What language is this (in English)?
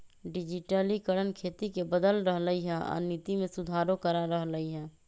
Magahi